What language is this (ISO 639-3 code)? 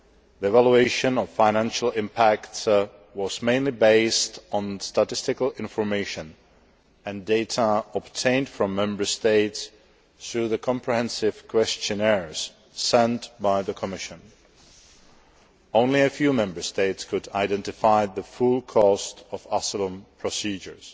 eng